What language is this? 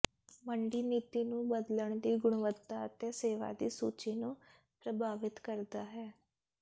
Punjabi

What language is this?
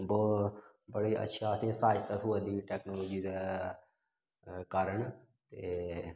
Dogri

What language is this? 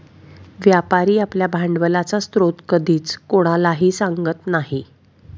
Marathi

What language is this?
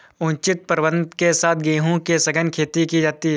Hindi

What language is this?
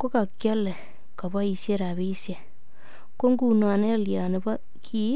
Kalenjin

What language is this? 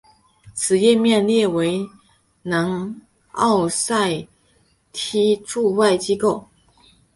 Chinese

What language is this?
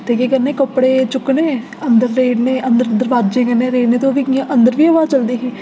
Dogri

